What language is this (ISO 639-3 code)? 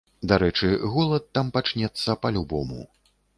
bel